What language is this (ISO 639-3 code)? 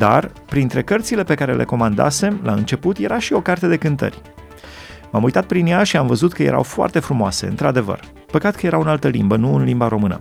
ron